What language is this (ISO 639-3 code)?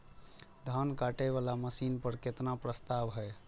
mai